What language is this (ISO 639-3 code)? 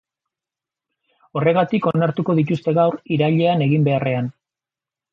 eus